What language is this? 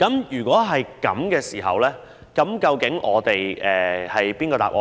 Cantonese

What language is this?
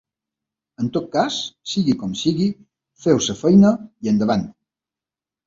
Catalan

